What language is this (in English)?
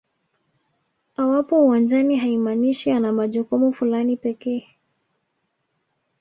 Swahili